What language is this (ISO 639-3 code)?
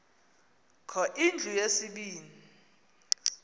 xho